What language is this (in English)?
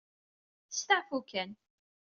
Kabyle